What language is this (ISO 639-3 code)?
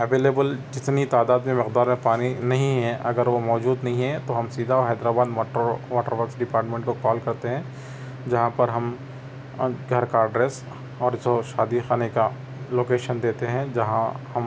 urd